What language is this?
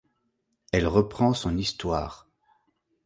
French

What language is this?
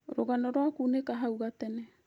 Kikuyu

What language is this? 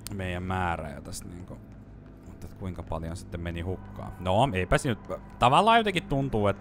Finnish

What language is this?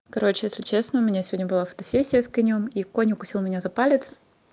Russian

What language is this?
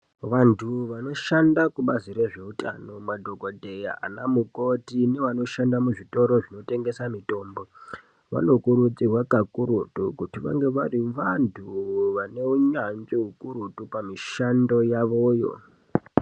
Ndau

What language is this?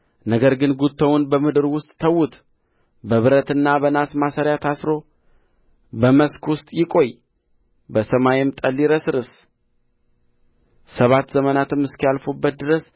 Amharic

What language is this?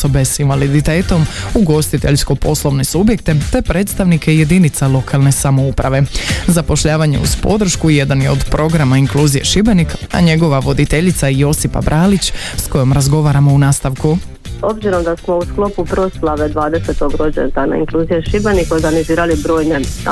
Croatian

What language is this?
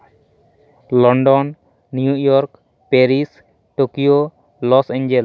Santali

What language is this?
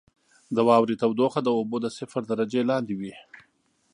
Pashto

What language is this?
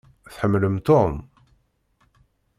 Kabyle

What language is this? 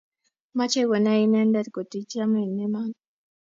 Kalenjin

